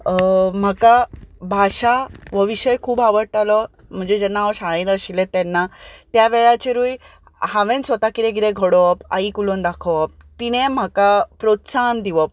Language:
Konkani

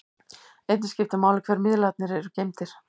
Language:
Icelandic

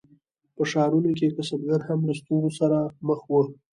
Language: Pashto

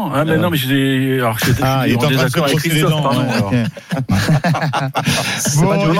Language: French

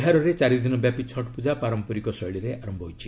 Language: Odia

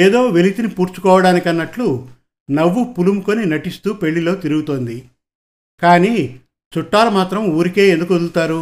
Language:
Telugu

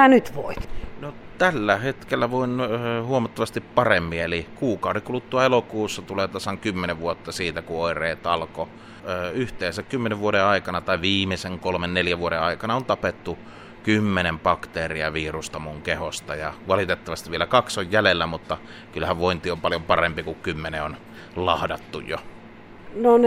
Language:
Finnish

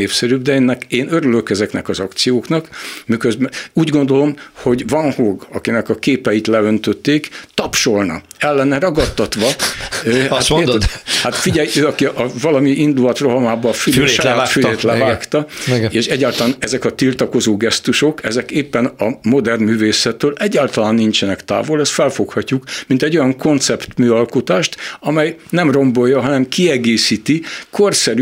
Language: Hungarian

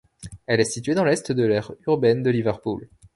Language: French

